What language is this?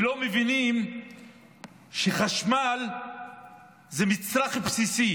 Hebrew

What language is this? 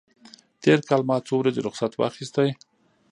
Pashto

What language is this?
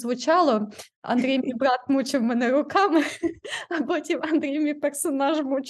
Ukrainian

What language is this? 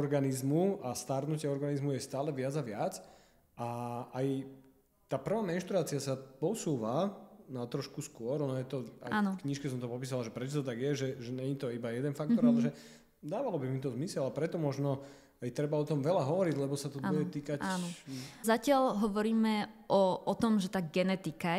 Slovak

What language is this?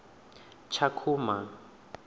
Venda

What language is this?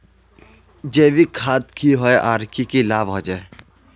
Magahi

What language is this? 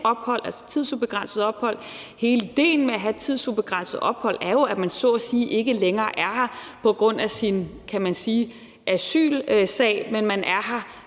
Danish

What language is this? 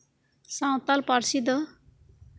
Santali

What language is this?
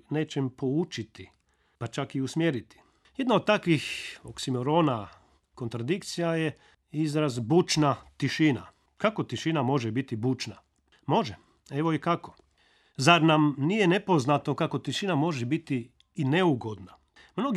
Croatian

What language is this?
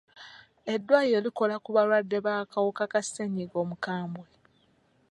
Ganda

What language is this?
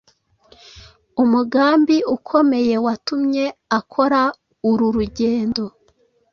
Kinyarwanda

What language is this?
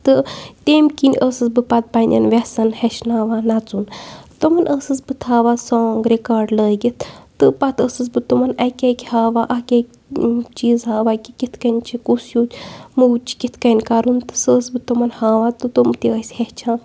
Kashmiri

